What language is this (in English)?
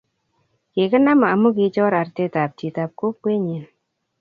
Kalenjin